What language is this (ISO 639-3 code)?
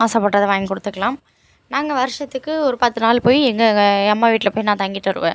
tam